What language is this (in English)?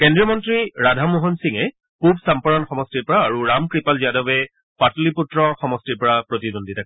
Assamese